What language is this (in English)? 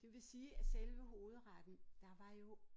Danish